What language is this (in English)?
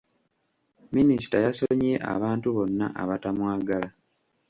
Ganda